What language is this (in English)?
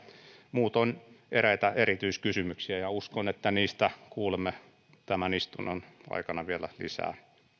Finnish